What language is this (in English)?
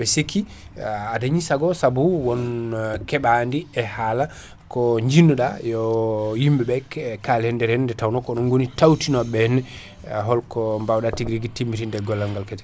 Fula